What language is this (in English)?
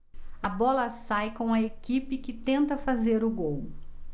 Portuguese